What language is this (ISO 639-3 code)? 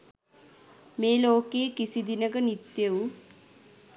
sin